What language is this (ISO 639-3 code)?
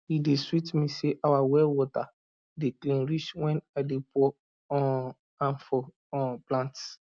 pcm